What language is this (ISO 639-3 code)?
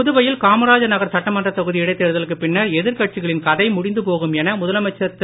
tam